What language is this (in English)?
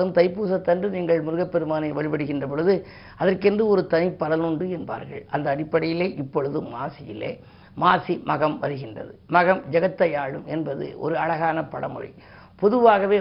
Tamil